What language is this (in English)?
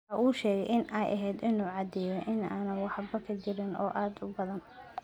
Somali